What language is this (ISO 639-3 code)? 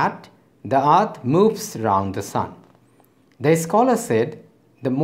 ben